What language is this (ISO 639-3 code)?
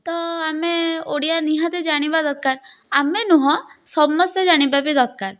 ori